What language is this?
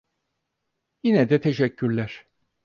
Turkish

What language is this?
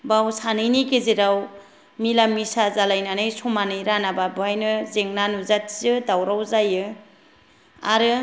Bodo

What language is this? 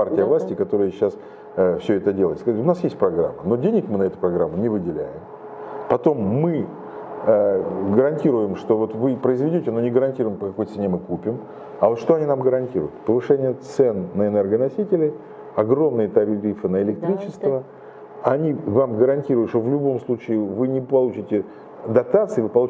Russian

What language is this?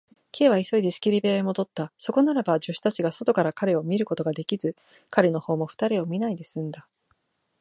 Japanese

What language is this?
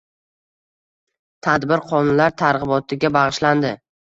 Uzbek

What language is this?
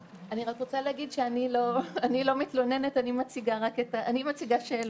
Hebrew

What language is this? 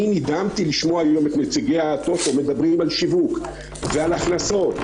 Hebrew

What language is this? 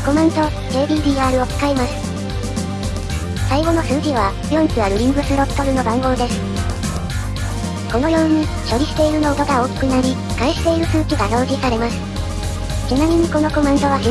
Japanese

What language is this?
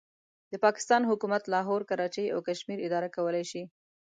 Pashto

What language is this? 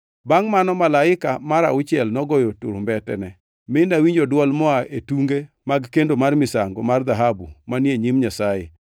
Luo (Kenya and Tanzania)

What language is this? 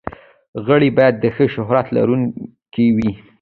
Pashto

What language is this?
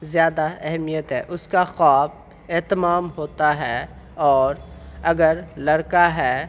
Urdu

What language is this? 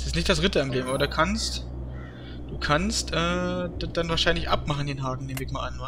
German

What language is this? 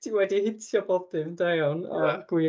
Welsh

